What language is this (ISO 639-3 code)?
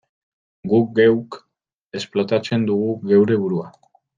eus